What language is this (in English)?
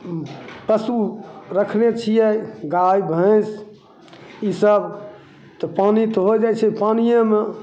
Maithili